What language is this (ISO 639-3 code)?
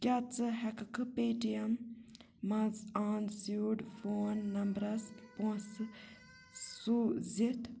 kas